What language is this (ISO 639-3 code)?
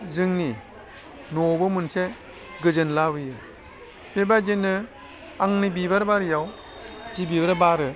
brx